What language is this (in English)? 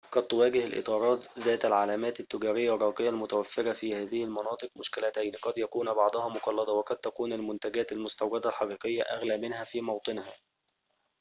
Arabic